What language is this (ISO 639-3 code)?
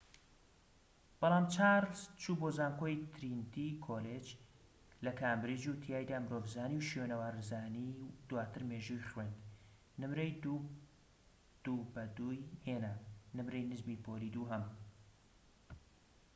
ckb